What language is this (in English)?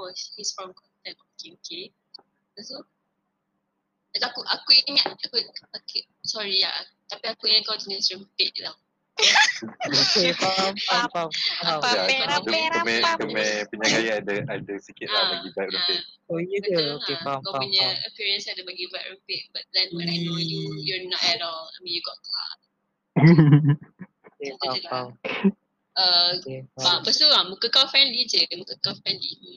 Malay